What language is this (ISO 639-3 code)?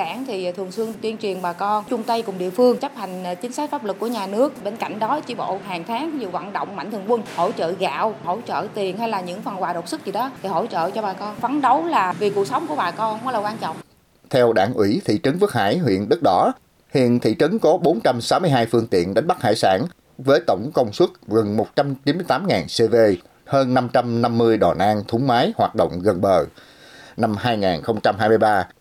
vie